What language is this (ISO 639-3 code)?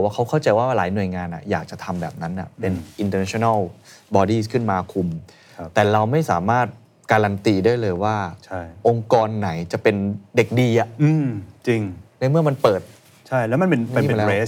tha